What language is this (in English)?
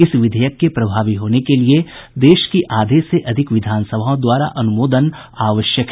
Hindi